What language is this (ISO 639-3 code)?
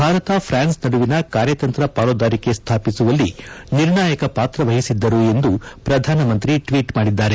kan